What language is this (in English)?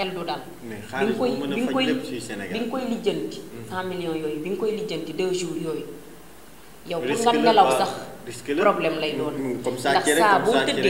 French